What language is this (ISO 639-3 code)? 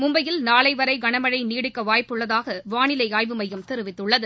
tam